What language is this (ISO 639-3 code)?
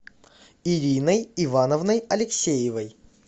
rus